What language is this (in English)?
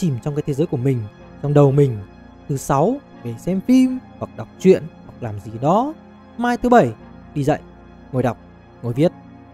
Vietnamese